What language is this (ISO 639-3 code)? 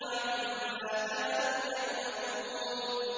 ara